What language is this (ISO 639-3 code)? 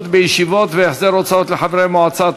heb